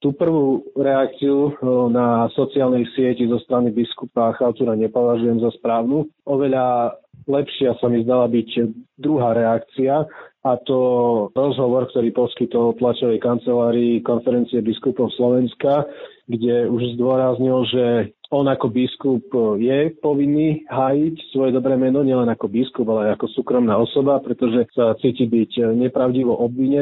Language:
Slovak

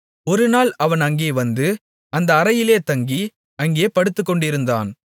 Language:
Tamil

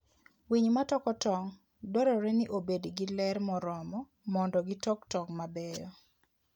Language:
Luo (Kenya and Tanzania)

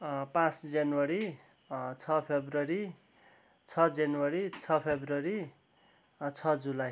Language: Nepali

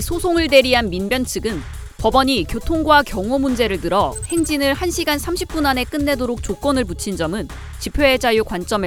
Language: Korean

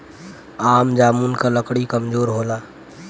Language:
Bhojpuri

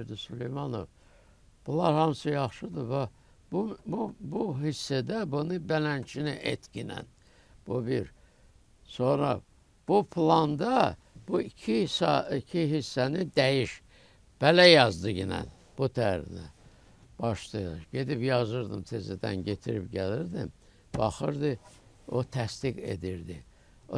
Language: Turkish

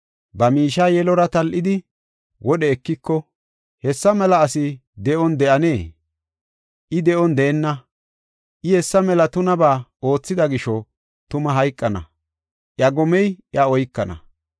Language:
Gofa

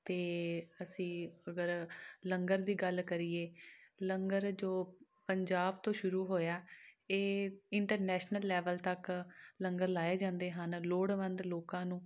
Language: Punjabi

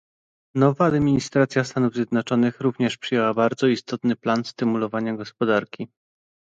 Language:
Polish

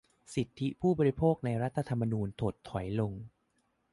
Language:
Thai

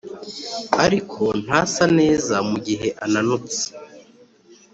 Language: Kinyarwanda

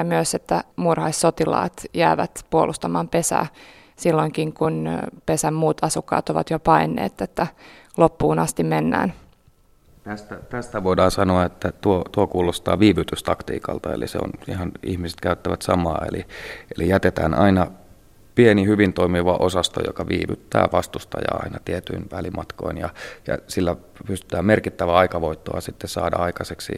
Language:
Finnish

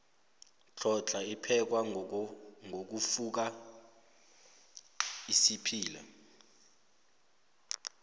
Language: South Ndebele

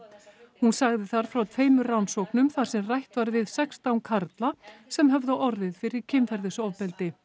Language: Icelandic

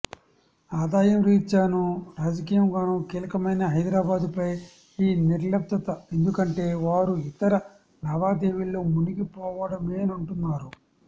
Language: Telugu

